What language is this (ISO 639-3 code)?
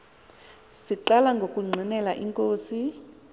xho